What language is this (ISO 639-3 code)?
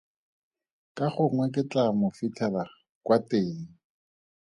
tsn